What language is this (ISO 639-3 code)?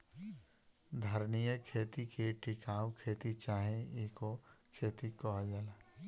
bho